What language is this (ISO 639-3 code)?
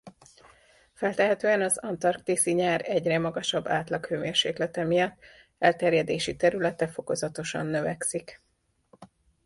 hun